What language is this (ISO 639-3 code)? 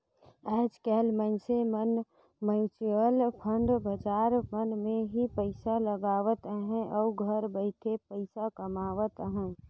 hne